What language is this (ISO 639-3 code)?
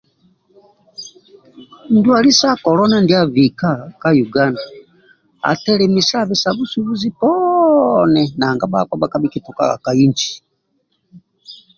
rwm